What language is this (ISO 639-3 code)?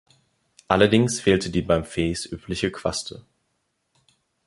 deu